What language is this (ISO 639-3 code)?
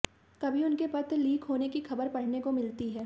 hin